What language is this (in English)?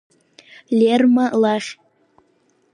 Abkhazian